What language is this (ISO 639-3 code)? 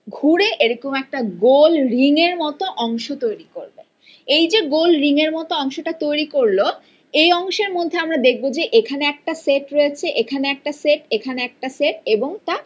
ben